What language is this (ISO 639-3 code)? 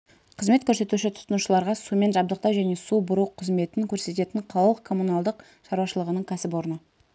kaz